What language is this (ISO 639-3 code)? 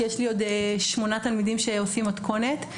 heb